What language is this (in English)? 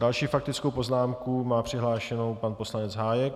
Czech